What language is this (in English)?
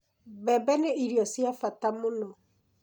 Kikuyu